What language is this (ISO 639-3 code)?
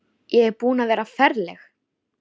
isl